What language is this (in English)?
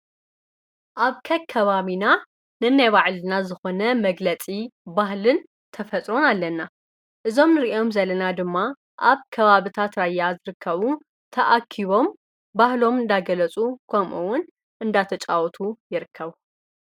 Tigrinya